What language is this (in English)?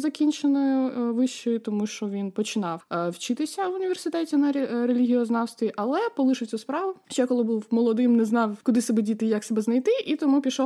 Ukrainian